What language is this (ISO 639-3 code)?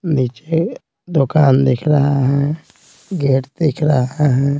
hin